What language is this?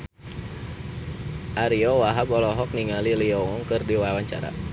Sundanese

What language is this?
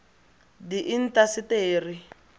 Tswana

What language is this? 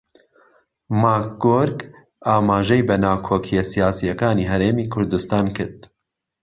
Central Kurdish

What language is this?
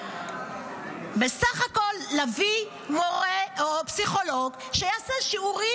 Hebrew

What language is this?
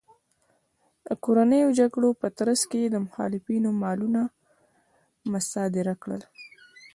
Pashto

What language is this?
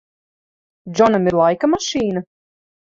Latvian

